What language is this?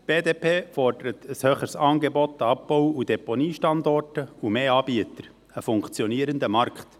Swiss German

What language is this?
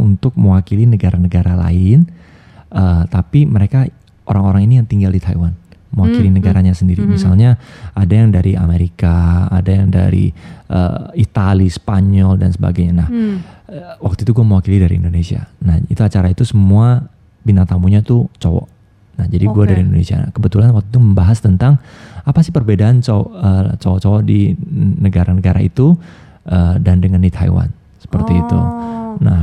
Indonesian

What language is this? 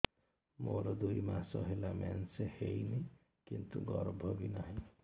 Odia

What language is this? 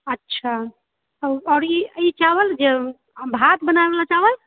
Maithili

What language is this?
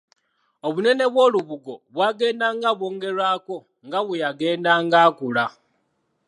Ganda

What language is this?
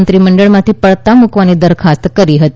Gujarati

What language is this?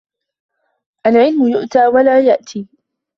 Arabic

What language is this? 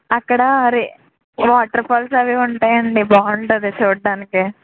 Telugu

